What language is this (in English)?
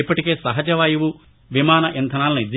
Telugu